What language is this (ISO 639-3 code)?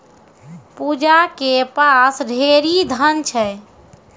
mai